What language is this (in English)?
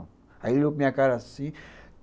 Portuguese